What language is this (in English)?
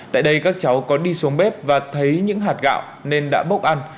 Vietnamese